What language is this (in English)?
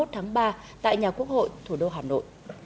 Vietnamese